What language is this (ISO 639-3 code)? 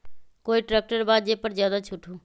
mag